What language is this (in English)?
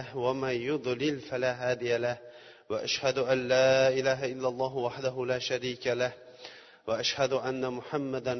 Bulgarian